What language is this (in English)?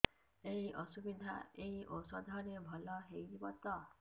Odia